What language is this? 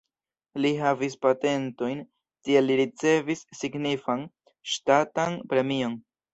Esperanto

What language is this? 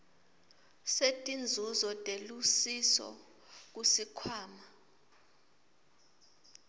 Swati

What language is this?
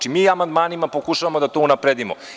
Serbian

